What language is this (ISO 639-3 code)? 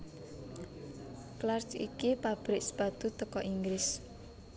jav